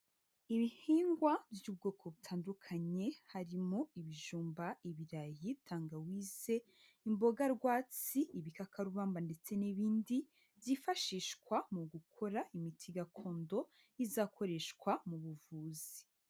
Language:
Kinyarwanda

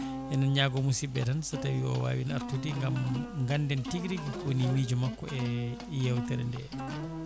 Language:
Fula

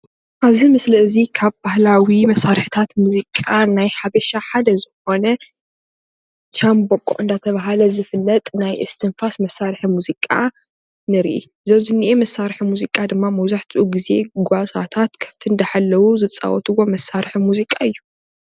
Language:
Tigrinya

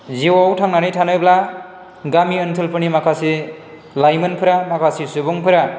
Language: Bodo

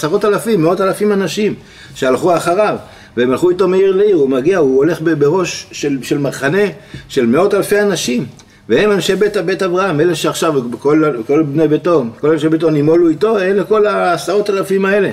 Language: Hebrew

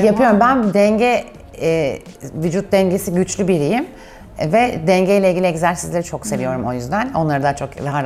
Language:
Turkish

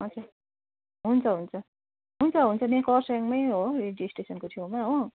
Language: Nepali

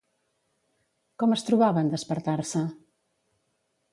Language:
Catalan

